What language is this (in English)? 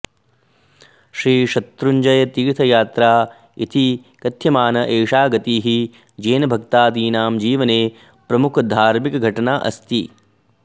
Sanskrit